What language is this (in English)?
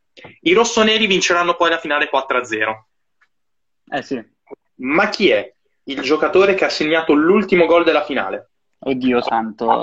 Italian